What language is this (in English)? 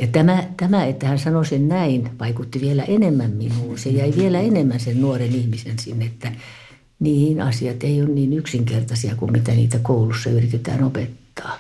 Finnish